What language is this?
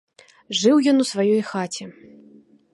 Belarusian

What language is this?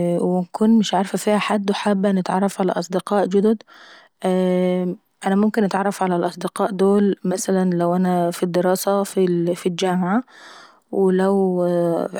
Saidi Arabic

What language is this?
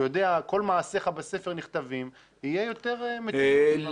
Hebrew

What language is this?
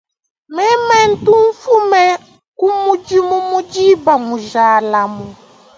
Luba-Lulua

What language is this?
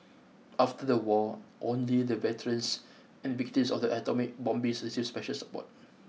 English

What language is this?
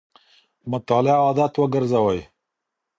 Pashto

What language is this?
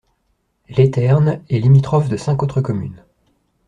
French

